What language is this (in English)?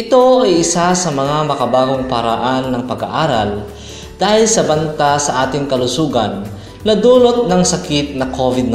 Filipino